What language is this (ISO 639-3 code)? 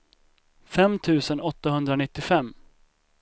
swe